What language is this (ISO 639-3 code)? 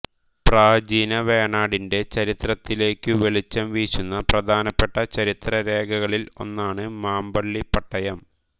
mal